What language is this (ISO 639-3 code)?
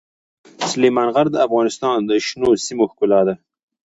pus